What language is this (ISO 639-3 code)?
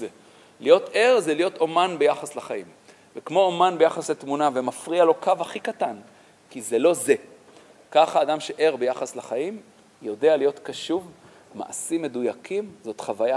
heb